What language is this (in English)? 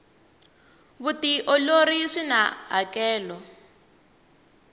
Tsonga